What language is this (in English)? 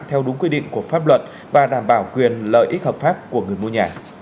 Vietnamese